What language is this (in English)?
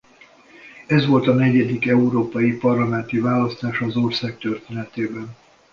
Hungarian